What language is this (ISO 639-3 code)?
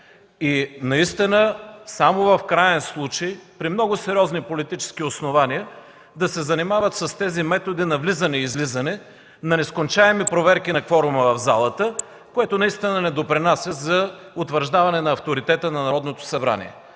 bul